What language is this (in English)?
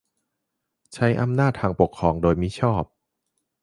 Thai